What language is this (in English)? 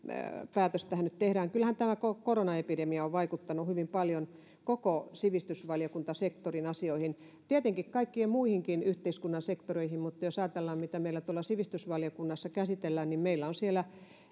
Finnish